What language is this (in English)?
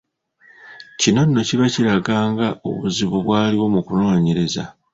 Ganda